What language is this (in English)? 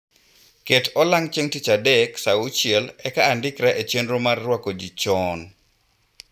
Luo (Kenya and Tanzania)